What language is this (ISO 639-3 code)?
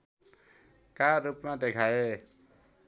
nep